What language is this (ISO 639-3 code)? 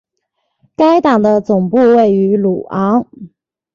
zho